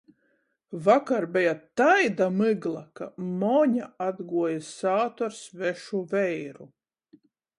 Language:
Latgalian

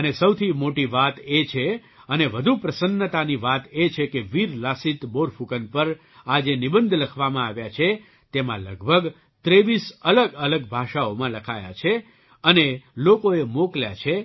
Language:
Gujarati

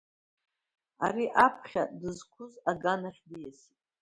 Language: Abkhazian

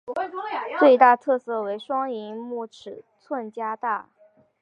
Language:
Chinese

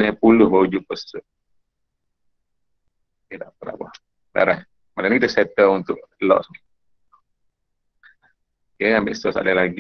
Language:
Malay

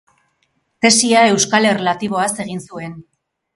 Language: Basque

